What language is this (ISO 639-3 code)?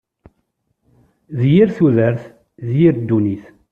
kab